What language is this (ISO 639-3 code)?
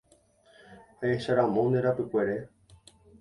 grn